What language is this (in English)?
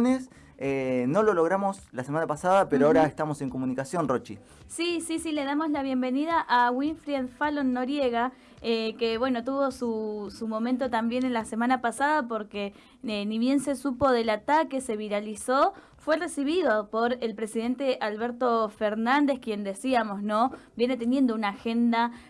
Spanish